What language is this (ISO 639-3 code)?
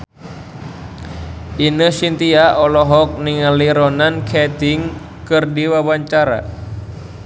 sun